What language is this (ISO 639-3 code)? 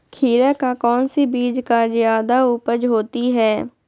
mag